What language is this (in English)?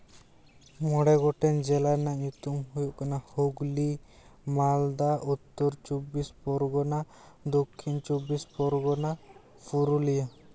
Santali